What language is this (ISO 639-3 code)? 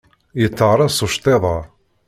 kab